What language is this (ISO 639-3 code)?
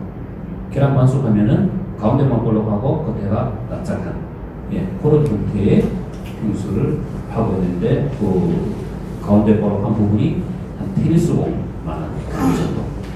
kor